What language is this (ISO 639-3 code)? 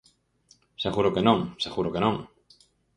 glg